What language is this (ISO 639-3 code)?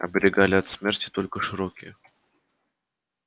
rus